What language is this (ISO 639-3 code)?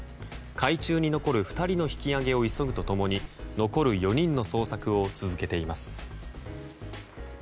jpn